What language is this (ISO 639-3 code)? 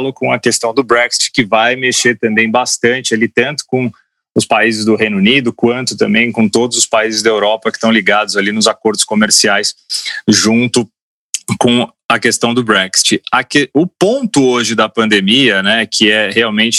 por